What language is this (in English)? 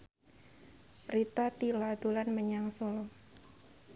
Javanese